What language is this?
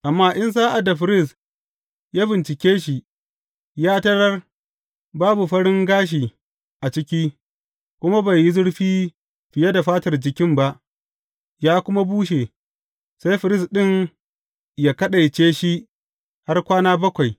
Hausa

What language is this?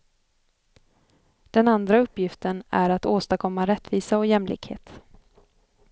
Swedish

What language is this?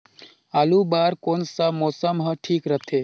Chhattisgarhi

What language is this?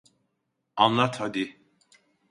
Turkish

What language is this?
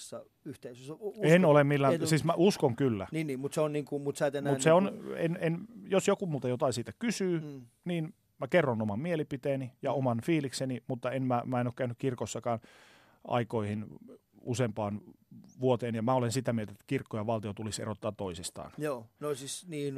Finnish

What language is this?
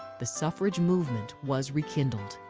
English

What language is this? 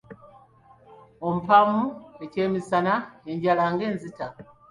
Ganda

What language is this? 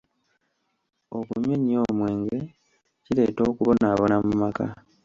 Ganda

